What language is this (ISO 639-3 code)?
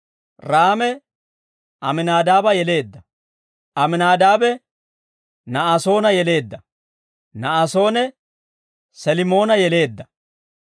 dwr